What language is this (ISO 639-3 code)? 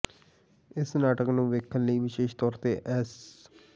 pan